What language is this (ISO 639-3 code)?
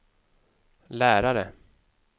swe